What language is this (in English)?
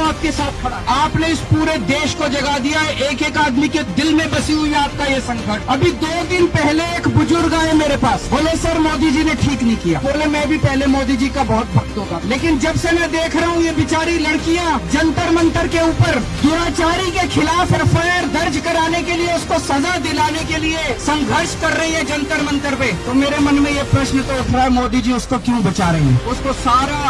Hindi